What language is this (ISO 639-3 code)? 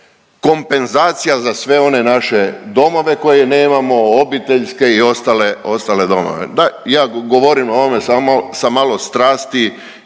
hrv